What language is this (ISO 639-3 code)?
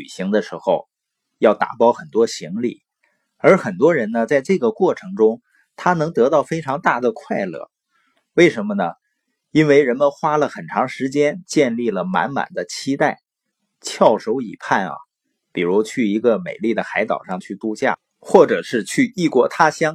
zho